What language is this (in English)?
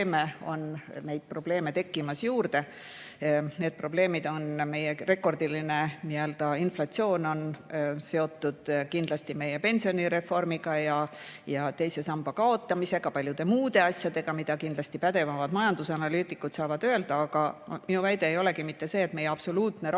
Estonian